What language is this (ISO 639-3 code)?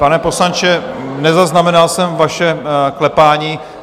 ces